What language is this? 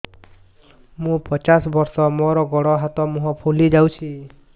Odia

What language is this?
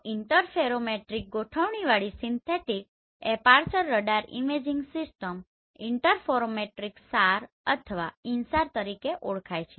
Gujarati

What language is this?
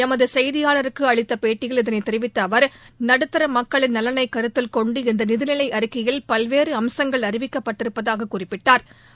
Tamil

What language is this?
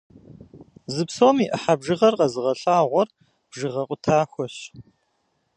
Kabardian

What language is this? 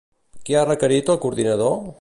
Catalan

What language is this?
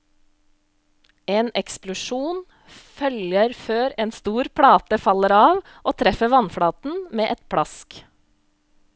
Norwegian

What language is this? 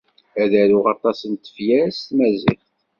Kabyle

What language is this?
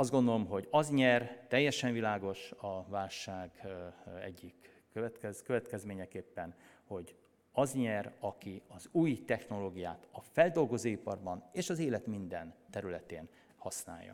Hungarian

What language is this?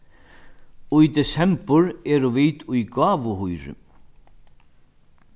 Faroese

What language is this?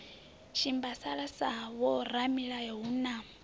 Venda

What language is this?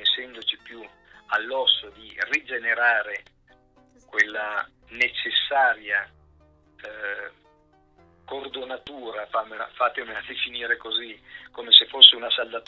Italian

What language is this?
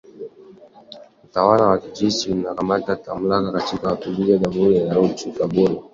Swahili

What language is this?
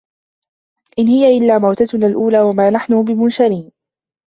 Arabic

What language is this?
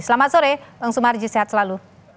Indonesian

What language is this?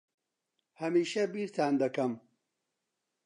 Central Kurdish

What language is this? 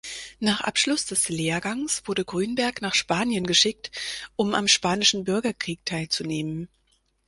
German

